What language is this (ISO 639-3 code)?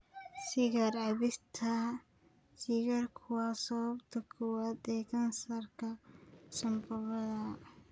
som